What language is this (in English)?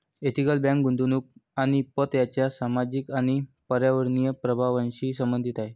Marathi